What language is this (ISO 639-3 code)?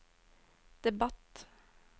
nor